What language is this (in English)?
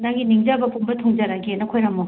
Manipuri